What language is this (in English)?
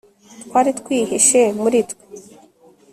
Kinyarwanda